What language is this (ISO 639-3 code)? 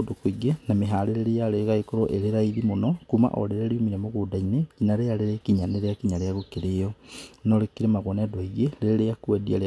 kik